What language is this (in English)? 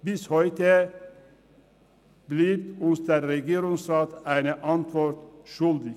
Swiss German